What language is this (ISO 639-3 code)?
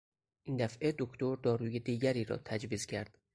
fas